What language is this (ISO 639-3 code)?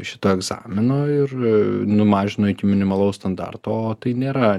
lit